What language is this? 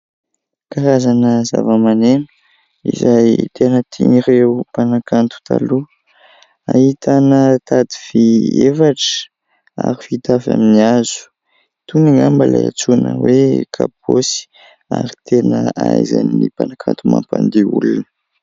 Malagasy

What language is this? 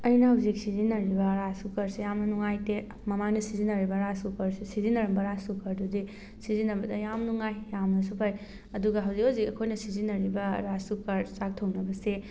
Manipuri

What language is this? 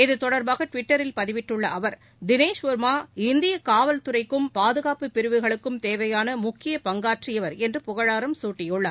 Tamil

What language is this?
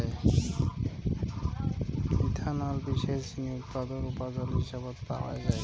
Bangla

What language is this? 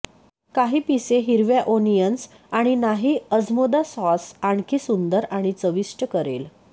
Marathi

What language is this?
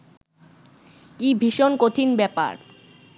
Bangla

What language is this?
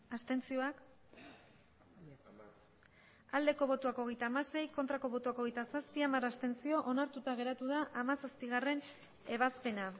Basque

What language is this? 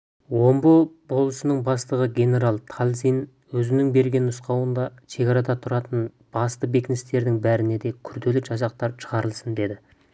Kazakh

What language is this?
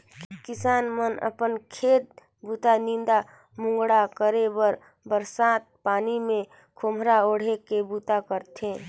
Chhattisgarhi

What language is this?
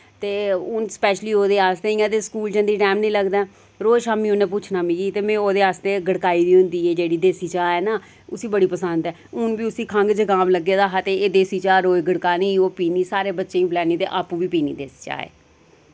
Dogri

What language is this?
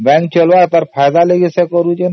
Odia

